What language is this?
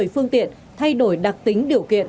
Vietnamese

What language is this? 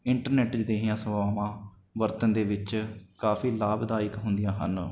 Punjabi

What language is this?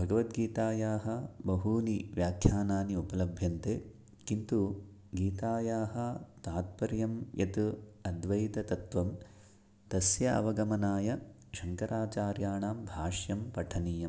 Sanskrit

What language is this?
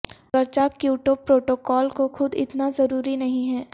Urdu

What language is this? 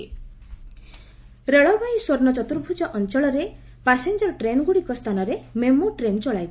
Odia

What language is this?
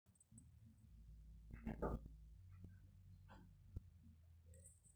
Masai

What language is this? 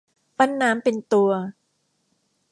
Thai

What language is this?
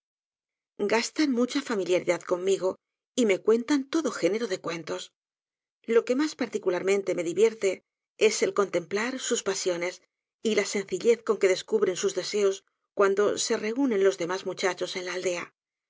Spanish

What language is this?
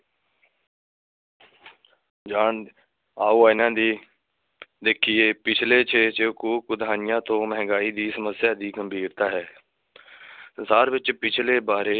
Punjabi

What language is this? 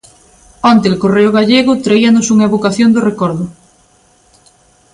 Galician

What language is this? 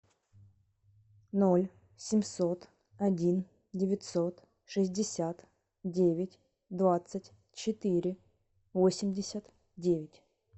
Russian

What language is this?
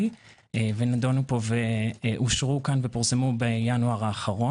Hebrew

